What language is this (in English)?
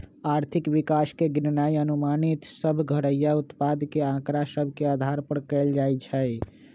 Magahi